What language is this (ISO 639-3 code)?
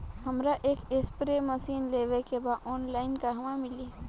bho